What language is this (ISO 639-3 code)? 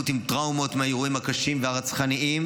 heb